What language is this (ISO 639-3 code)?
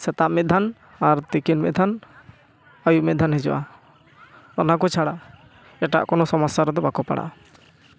sat